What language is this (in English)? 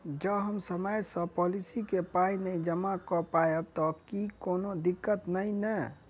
Maithili